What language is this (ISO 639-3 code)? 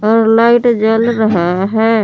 hin